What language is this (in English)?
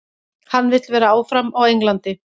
Icelandic